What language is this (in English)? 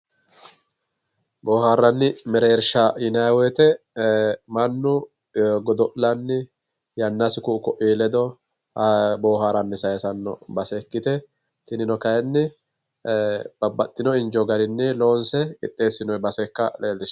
Sidamo